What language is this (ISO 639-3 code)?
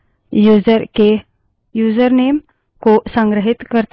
hin